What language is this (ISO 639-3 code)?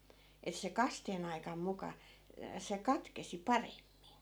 fin